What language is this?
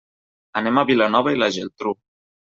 Catalan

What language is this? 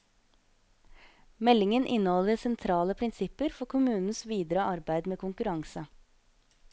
Norwegian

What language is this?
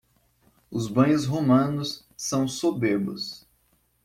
Portuguese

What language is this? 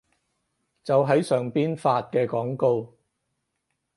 Cantonese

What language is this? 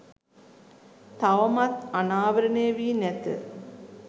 Sinhala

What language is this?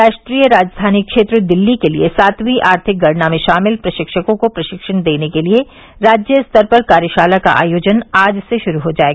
Hindi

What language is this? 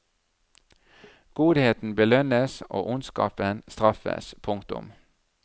Norwegian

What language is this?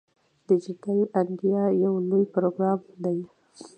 Pashto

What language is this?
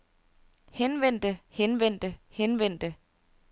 Danish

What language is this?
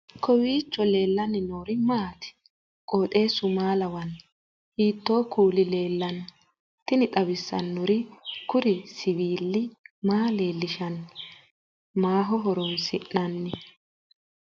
Sidamo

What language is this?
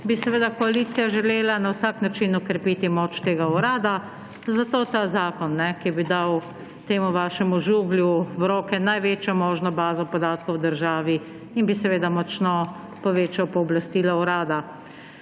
Slovenian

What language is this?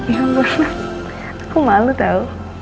Indonesian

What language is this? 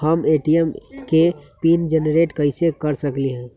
Magahi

